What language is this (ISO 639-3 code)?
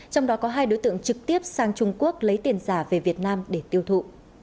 vie